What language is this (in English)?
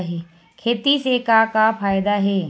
Chhattisgarhi